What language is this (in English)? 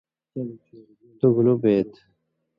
Indus Kohistani